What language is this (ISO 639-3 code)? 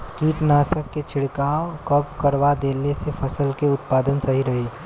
bho